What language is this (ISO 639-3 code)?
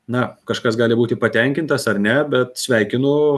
lit